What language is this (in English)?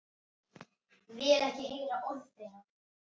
Icelandic